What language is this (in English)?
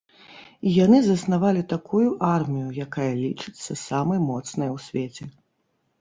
Belarusian